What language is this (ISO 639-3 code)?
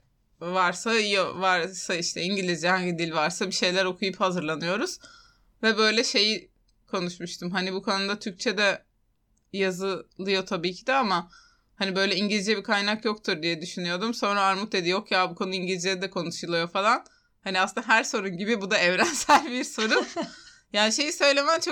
tur